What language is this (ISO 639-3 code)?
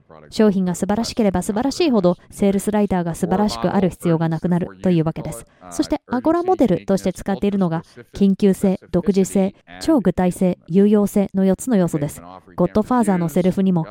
jpn